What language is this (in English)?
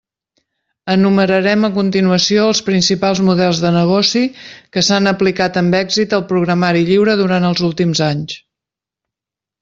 Catalan